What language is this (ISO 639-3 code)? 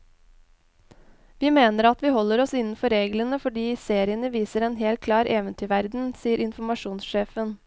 nor